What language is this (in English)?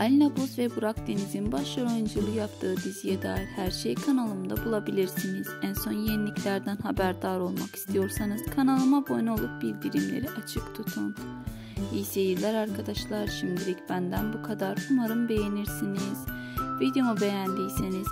Turkish